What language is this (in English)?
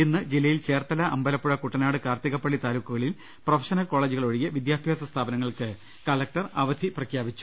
Malayalam